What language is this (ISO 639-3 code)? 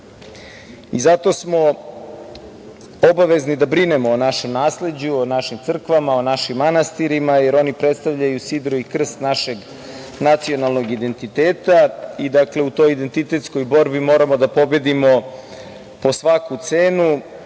srp